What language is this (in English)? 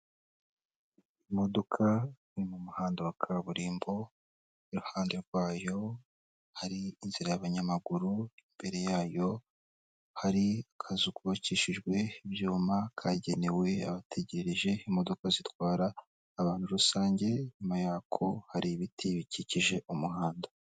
Kinyarwanda